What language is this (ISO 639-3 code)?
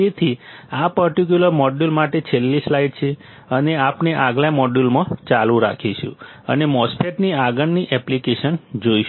guj